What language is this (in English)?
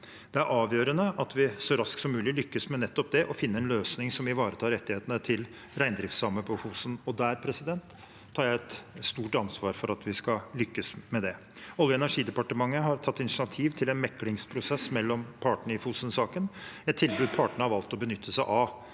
Norwegian